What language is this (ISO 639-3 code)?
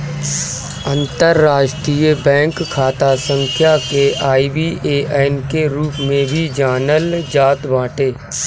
bho